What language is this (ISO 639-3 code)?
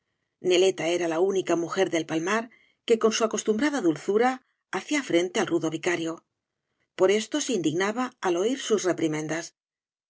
spa